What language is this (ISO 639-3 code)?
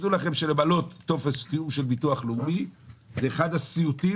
heb